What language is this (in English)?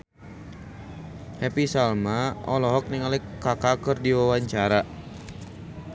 Sundanese